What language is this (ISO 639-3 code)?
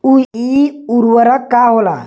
bho